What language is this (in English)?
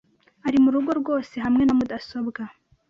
Kinyarwanda